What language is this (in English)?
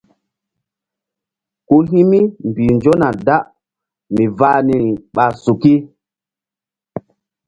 Mbum